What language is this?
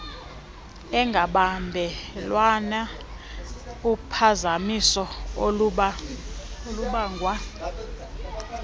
Xhosa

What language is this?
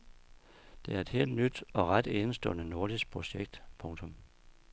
Danish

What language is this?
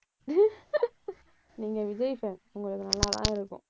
Tamil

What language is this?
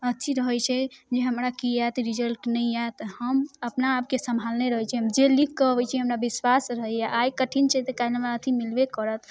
Maithili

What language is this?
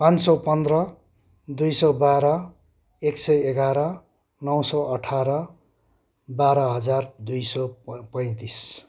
Nepali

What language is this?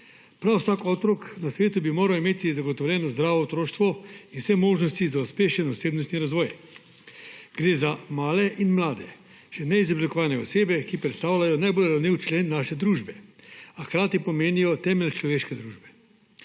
Slovenian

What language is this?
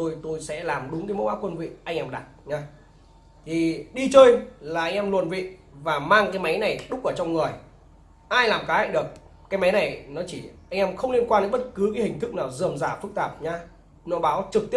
Vietnamese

